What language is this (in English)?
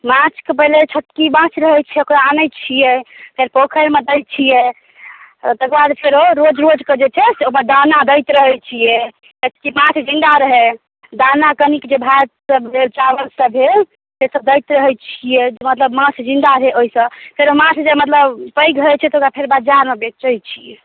Maithili